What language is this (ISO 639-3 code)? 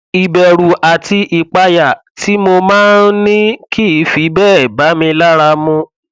yor